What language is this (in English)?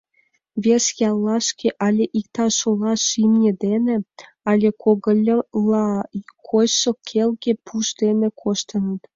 Mari